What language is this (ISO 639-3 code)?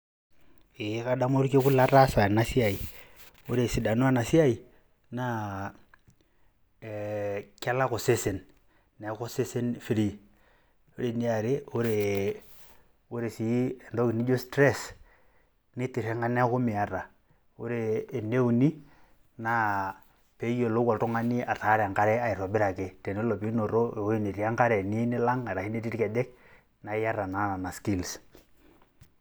mas